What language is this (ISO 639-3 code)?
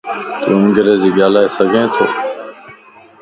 lss